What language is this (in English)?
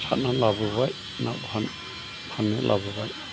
Bodo